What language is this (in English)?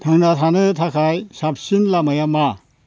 Bodo